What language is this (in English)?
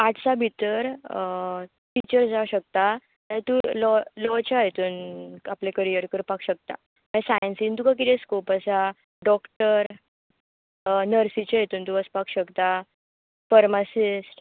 Konkani